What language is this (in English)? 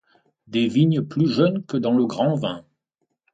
French